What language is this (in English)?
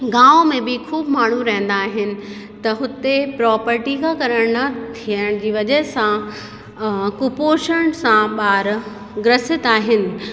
Sindhi